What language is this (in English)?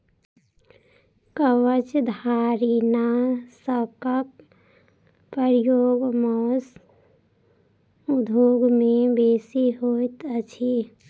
Maithili